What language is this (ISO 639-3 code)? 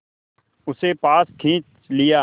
hin